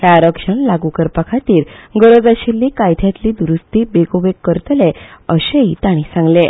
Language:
Konkani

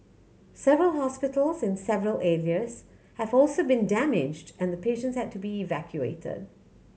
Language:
English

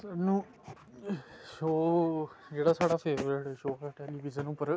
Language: Dogri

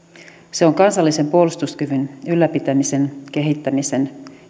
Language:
Finnish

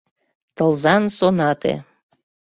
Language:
Mari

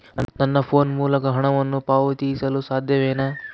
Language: Kannada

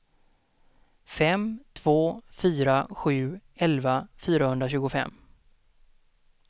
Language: Swedish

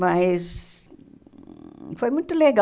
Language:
Portuguese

